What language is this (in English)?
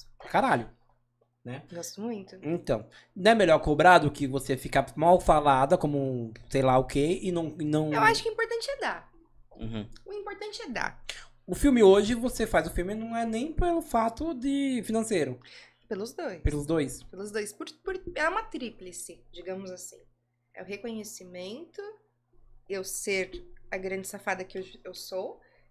Portuguese